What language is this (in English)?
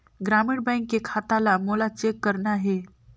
Chhattisgarhi